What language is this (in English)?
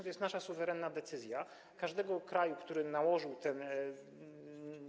Polish